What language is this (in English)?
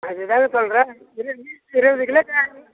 Tamil